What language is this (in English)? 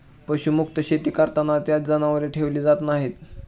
Marathi